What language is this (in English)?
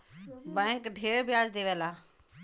Bhojpuri